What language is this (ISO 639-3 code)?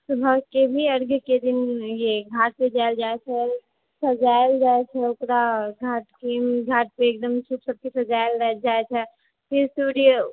mai